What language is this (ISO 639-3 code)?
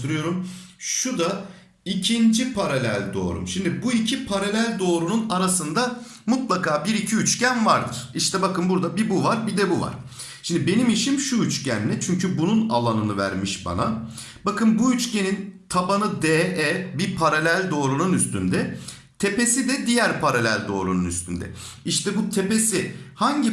tur